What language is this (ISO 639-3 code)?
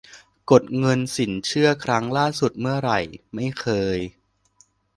tha